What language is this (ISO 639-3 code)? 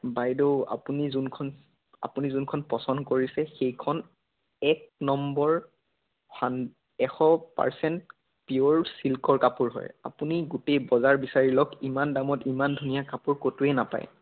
asm